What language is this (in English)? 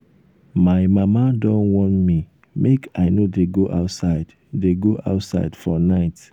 Nigerian Pidgin